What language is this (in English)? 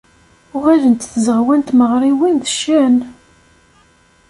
Kabyle